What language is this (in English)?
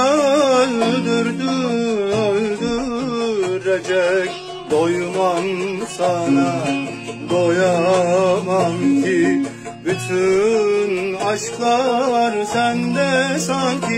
Turkish